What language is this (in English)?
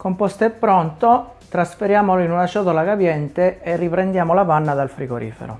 Italian